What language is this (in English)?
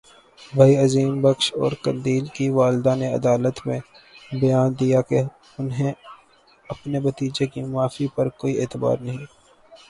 Urdu